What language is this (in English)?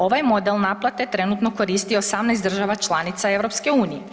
Croatian